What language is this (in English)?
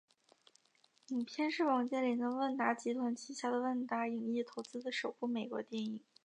Chinese